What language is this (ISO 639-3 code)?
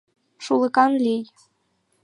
chm